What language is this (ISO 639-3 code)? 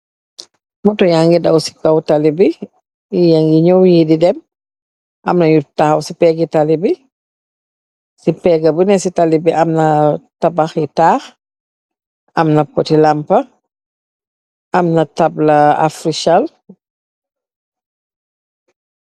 wol